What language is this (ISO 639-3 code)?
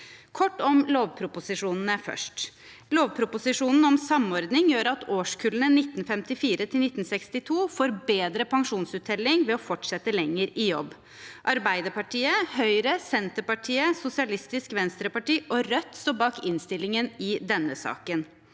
nor